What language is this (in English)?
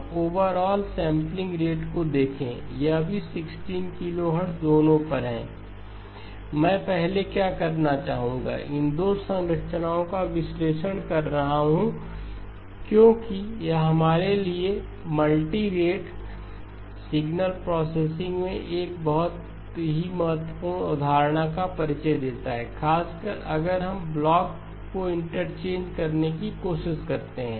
Hindi